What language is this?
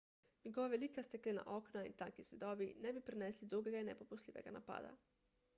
Slovenian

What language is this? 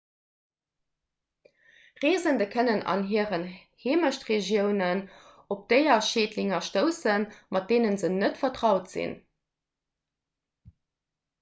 Luxembourgish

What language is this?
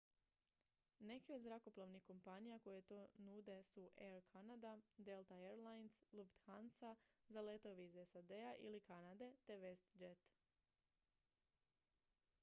Croatian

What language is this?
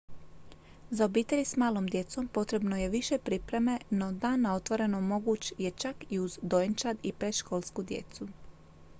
Croatian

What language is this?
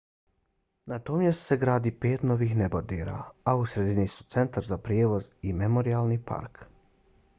Bosnian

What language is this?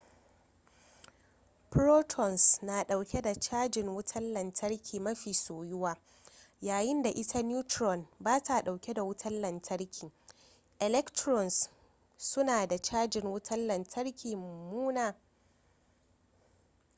Hausa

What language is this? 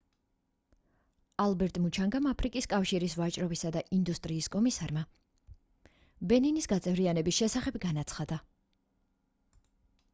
Georgian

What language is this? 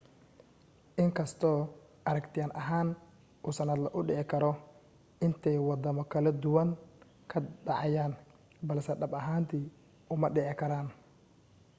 Somali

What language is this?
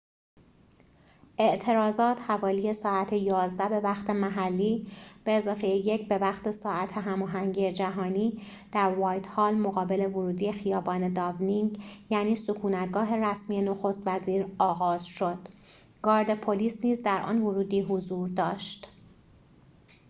Persian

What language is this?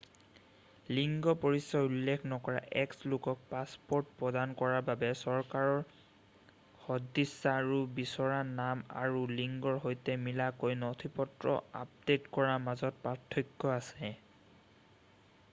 Assamese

